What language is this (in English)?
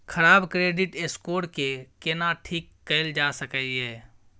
Maithili